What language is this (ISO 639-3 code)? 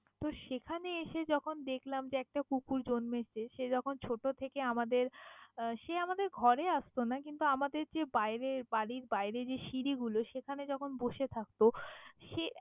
ben